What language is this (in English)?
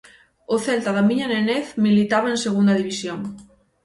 Galician